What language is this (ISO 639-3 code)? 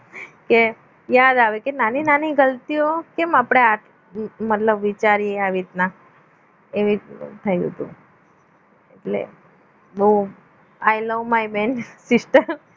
guj